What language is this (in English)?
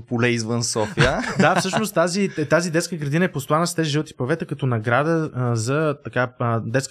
Bulgarian